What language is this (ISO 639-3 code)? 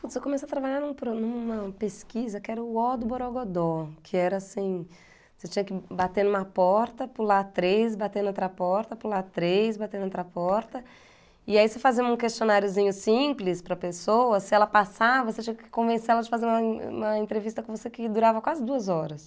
por